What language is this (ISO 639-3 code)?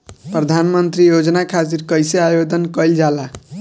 bho